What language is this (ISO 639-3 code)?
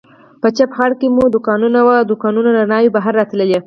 pus